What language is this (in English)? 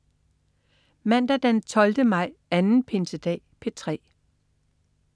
Danish